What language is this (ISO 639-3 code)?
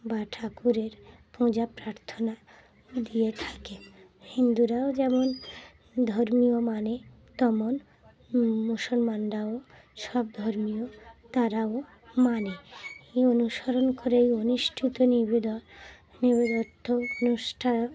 ben